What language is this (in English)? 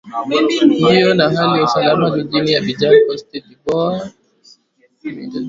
Swahili